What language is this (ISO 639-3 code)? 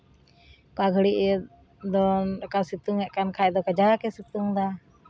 sat